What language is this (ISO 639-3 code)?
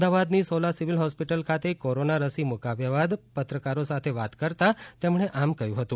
guj